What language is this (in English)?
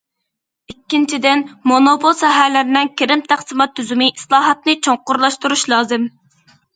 Uyghur